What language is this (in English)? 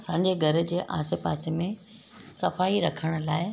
Sindhi